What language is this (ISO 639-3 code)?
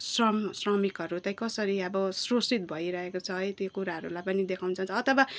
nep